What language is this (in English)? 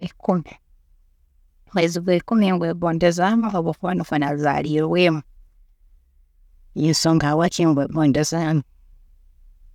Tooro